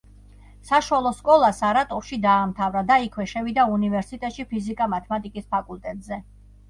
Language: Georgian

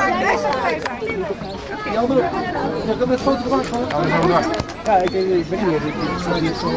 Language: Dutch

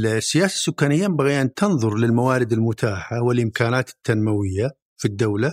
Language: Arabic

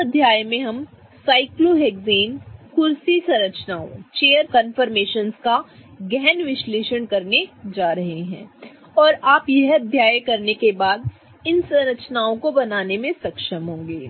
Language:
Hindi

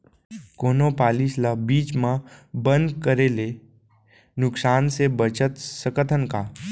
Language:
Chhattisgarhi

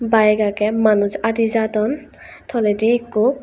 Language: Chakma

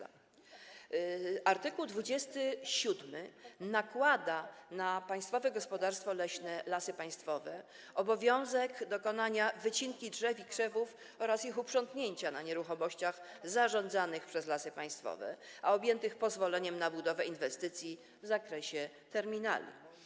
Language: Polish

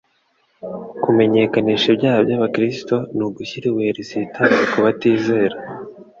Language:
Kinyarwanda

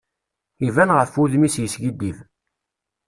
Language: Kabyle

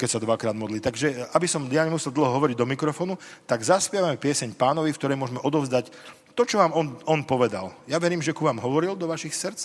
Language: Slovak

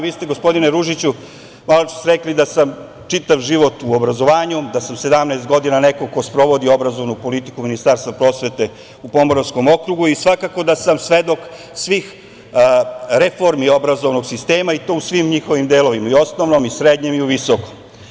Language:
Serbian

